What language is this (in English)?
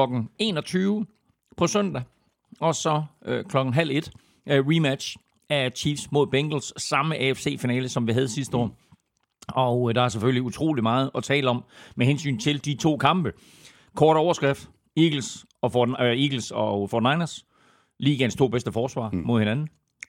Danish